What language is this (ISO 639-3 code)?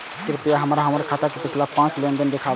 mai